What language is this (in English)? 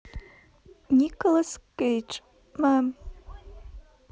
Russian